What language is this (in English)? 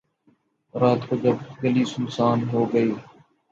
Urdu